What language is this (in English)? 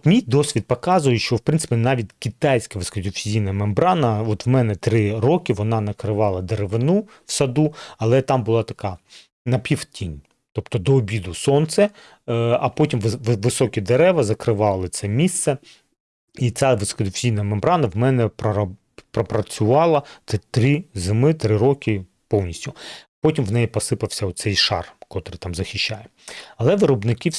Ukrainian